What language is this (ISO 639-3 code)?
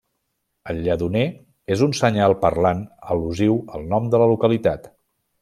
cat